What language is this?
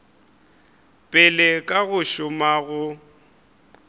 Northern Sotho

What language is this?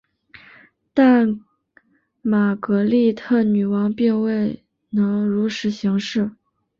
Chinese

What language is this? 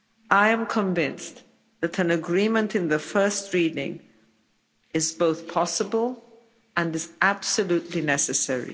English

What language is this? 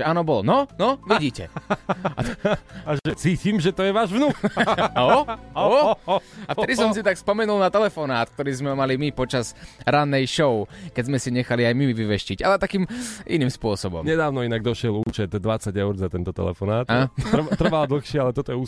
Slovak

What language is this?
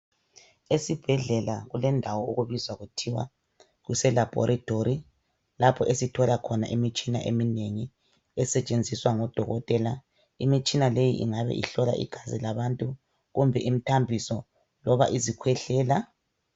North Ndebele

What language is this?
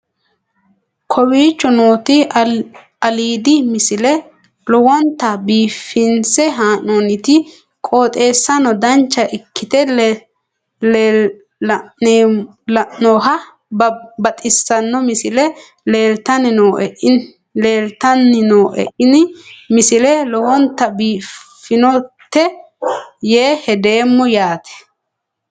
Sidamo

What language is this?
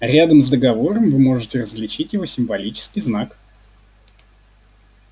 Russian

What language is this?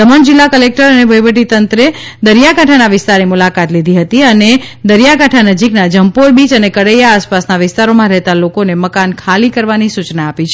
Gujarati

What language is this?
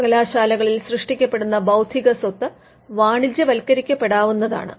Malayalam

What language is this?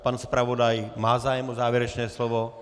Czech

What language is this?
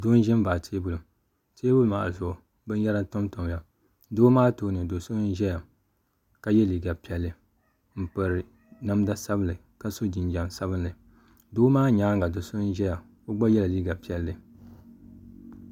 Dagbani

